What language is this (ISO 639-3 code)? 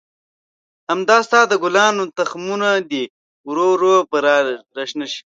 pus